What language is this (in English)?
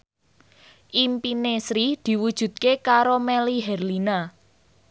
Javanese